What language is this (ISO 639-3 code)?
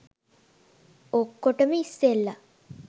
sin